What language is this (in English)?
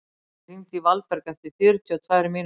Icelandic